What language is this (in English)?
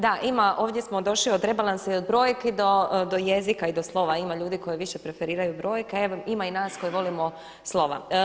Croatian